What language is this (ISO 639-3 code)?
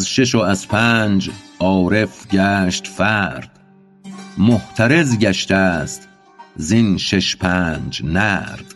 fas